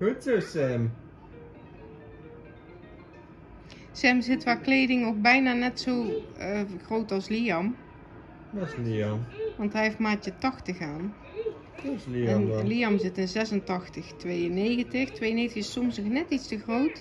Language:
Dutch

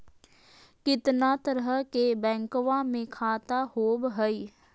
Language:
Magahi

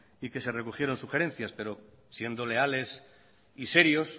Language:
Spanish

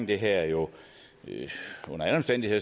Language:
Danish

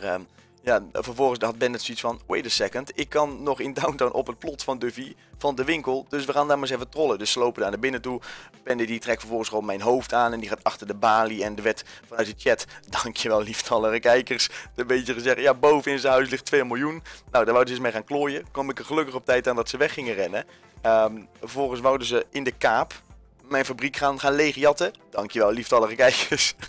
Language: Dutch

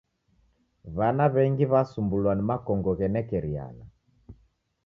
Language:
Taita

